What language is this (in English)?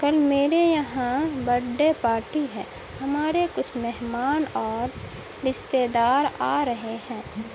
Urdu